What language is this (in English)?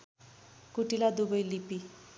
Nepali